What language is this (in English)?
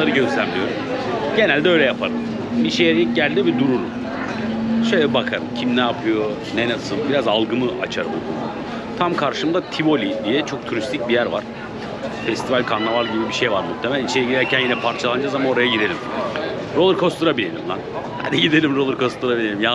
Turkish